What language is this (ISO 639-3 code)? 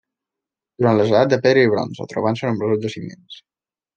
cat